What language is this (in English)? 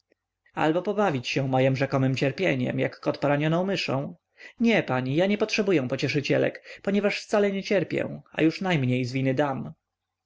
Polish